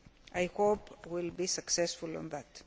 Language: English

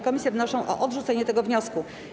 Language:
Polish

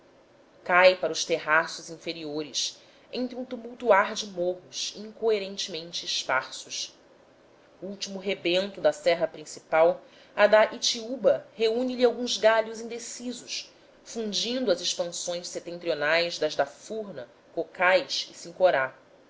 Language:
Portuguese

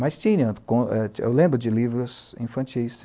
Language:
Portuguese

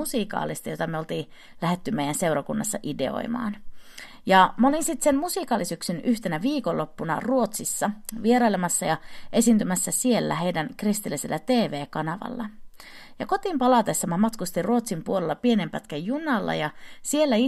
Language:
Finnish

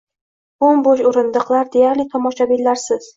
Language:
Uzbek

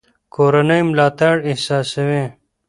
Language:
Pashto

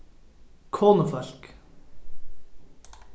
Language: Faroese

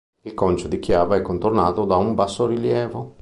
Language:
Italian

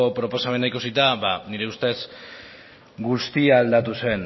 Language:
Basque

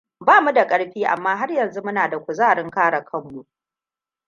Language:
Hausa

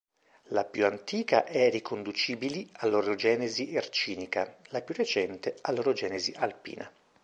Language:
Italian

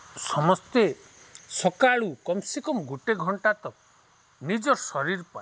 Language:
Odia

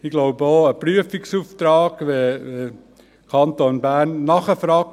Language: Swiss German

